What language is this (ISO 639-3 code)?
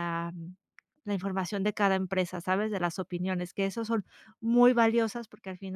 spa